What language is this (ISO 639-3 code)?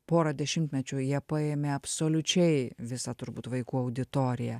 lit